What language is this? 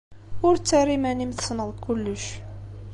Kabyle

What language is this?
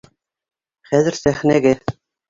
Bashkir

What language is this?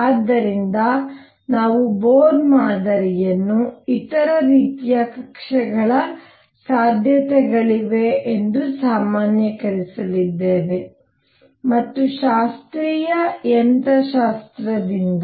Kannada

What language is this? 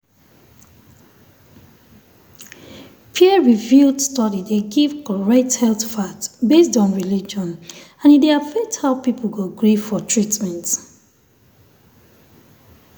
Nigerian Pidgin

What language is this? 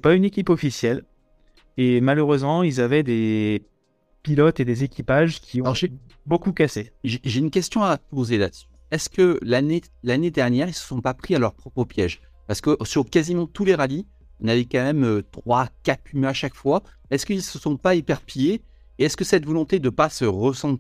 French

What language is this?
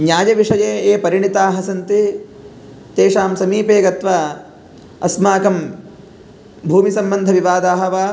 Sanskrit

